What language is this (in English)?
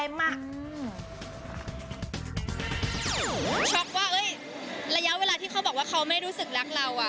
Thai